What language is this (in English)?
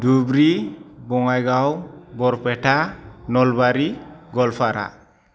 Bodo